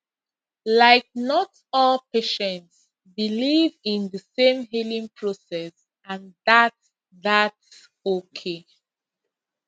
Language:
Nigerian Pidgin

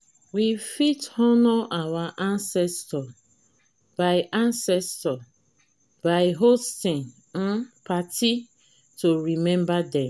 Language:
Nigerian Pidgin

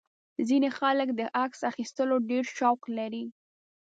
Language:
Pashto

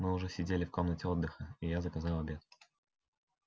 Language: Russian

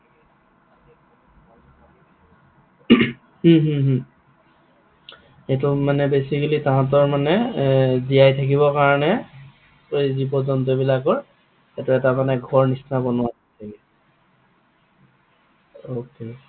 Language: Assamese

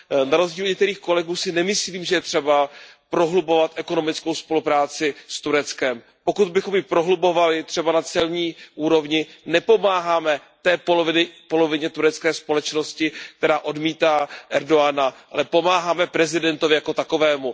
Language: Czech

